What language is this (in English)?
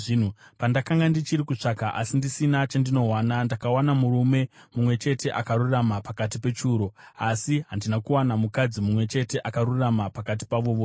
Shona